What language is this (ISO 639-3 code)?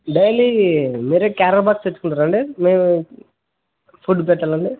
tel